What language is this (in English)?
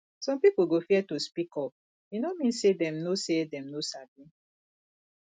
Nigerian Pidgin